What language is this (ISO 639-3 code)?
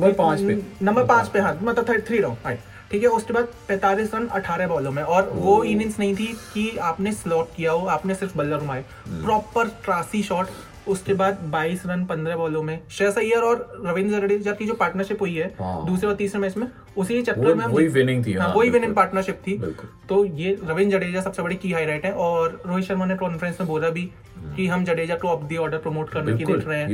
hin